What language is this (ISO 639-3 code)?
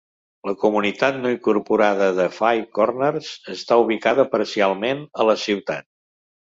cat